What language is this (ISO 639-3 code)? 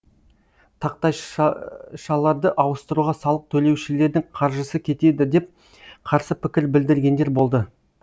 kaz